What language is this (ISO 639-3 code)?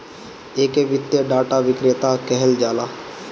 bho